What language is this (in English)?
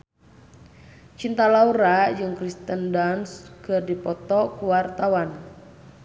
Sundanese